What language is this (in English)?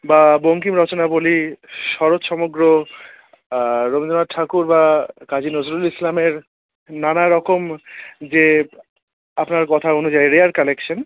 Bangla